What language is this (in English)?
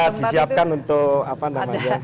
Indonesian